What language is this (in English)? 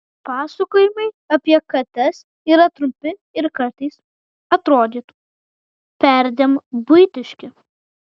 Lithuanian